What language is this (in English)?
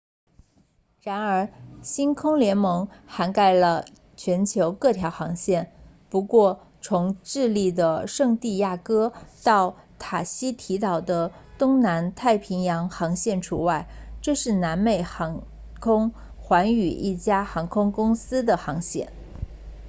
Chinese